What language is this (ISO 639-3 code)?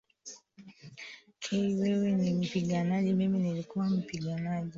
swa